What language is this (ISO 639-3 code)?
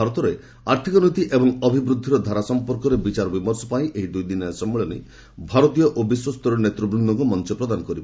ori